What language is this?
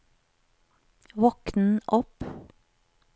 Norwegian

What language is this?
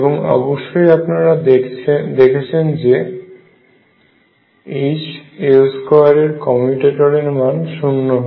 Bangla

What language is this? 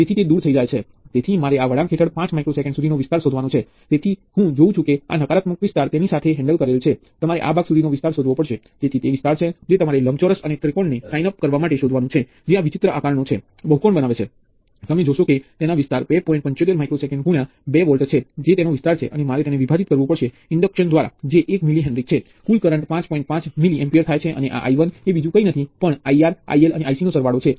Gujarati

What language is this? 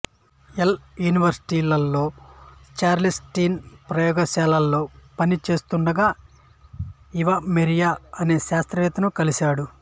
Telugu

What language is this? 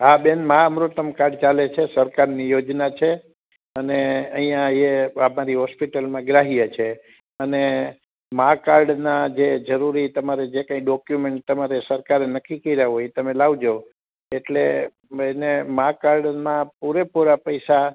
Gujarati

